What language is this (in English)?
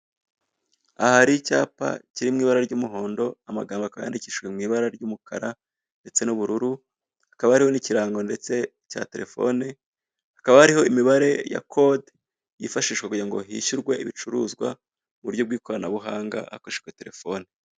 Kinyarwanda